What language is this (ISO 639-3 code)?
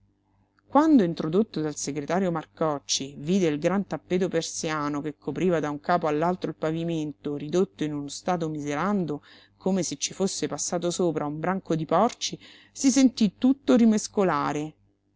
ita